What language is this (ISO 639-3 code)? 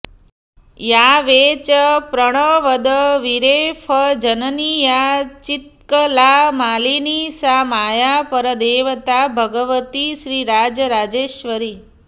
san